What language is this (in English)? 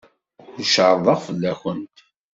Kabyle